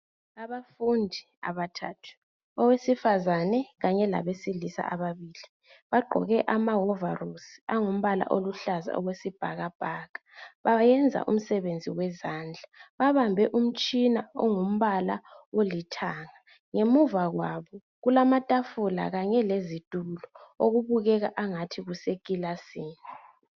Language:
North Ndebele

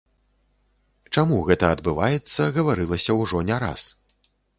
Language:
Belarusian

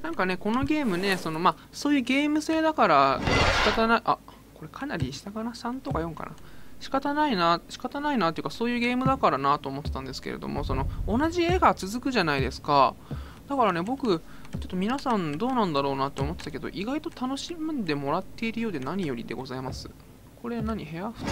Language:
Japanese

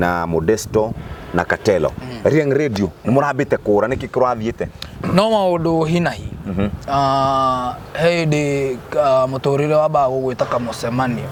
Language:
Swahili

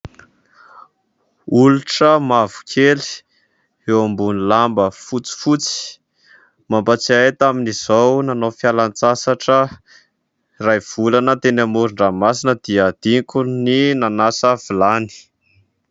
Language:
Malagasy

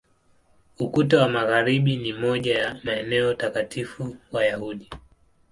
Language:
Swahili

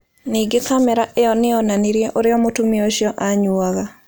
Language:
Kikuyu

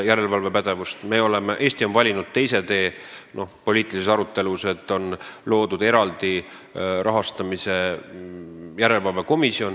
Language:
Estonian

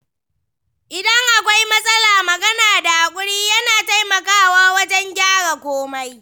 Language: Hausa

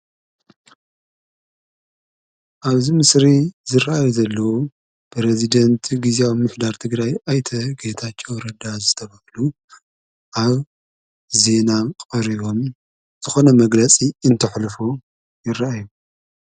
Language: Tigrinya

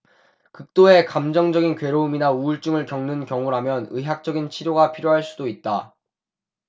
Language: Korean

